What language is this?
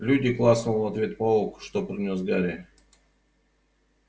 Russian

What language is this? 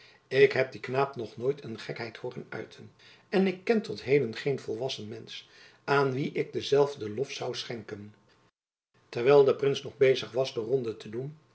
Dutch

